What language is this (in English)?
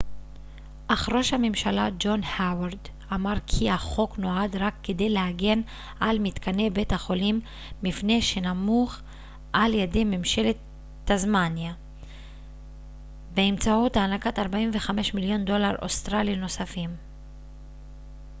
Hebrew